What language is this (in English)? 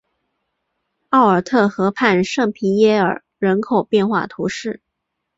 Chinese